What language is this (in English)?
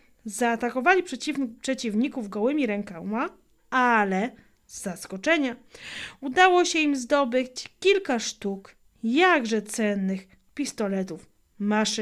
Polish